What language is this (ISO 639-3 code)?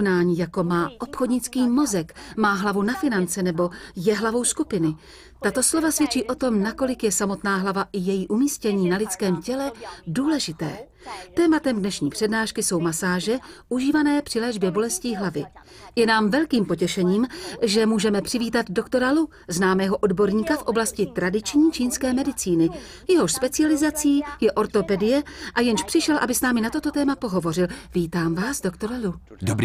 ces